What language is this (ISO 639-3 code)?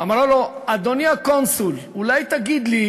heb